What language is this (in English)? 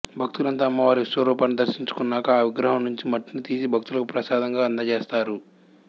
Telugu